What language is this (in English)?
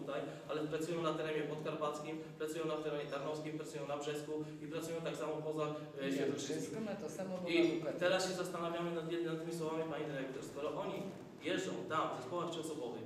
Polish